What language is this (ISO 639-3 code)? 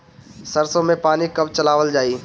bho